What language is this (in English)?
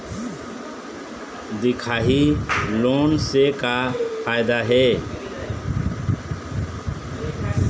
Chhattisgarhi